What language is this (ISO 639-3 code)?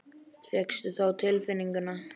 isl